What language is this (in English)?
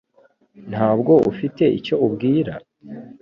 Kinyarwanda